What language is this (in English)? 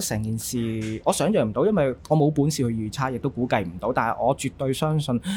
Chinese